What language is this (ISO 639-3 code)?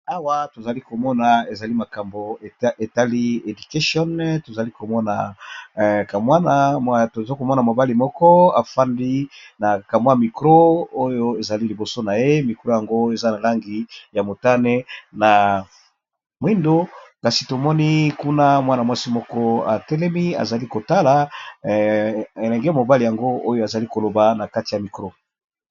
lin